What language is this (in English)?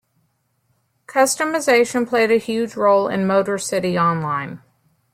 English